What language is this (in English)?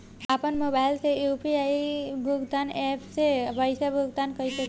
Bhojpuri